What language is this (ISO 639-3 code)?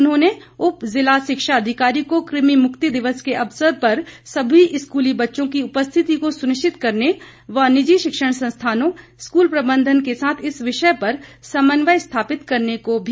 hin